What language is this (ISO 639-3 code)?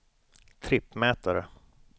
swe